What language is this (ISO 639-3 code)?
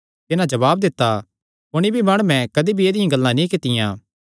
xnr